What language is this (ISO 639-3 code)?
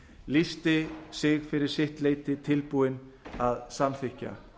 isl